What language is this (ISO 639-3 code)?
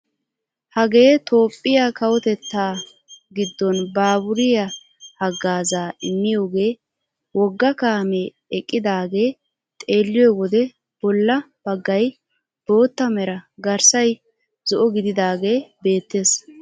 wal